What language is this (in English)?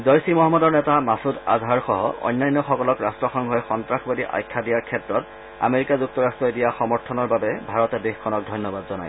Assamese